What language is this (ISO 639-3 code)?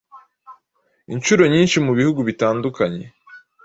kin